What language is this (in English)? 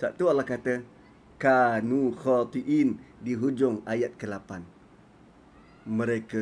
Malay